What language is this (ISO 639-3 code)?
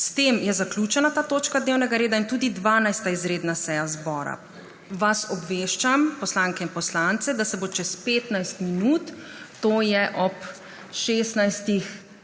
slv